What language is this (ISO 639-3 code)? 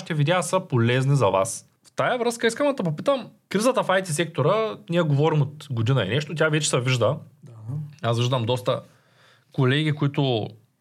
bul